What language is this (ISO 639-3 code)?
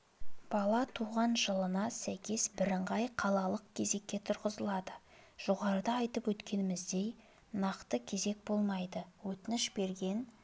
kaz